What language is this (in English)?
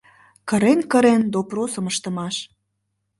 Mari